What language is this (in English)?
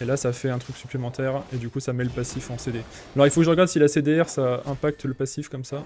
French